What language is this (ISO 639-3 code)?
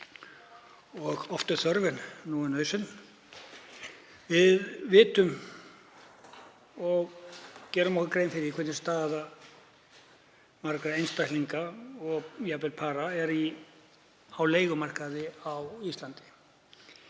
isl